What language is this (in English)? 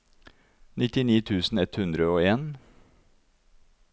Norwegian